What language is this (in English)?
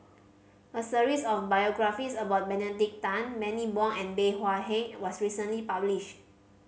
English